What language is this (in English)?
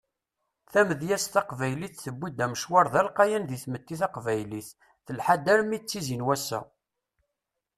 Kabyle